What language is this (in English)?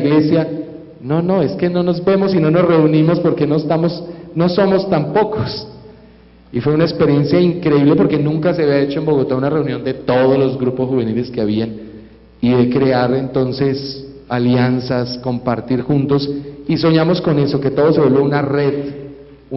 Spanish